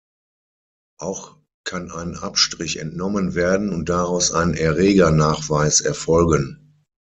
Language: German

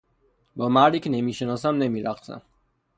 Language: Persian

